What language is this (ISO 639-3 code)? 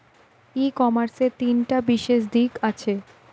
ben